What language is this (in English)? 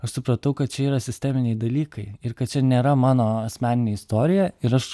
Lithuanian